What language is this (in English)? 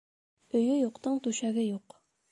Bashkir